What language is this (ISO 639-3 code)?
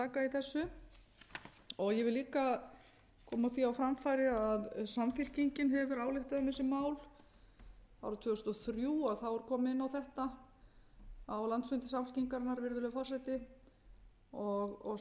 isl